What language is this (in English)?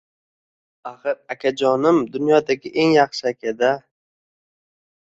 Uzbek